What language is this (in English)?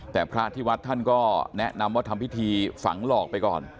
Thai